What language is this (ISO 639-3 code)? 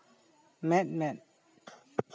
sat